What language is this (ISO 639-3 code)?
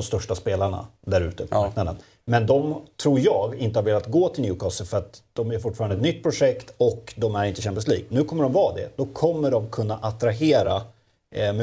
swe